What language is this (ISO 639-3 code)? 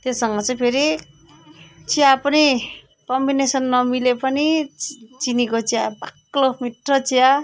nep